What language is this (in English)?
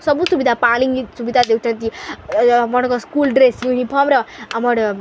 Odia